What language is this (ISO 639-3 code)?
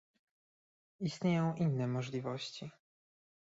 pol